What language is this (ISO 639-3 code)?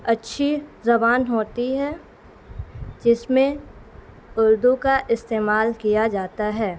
urd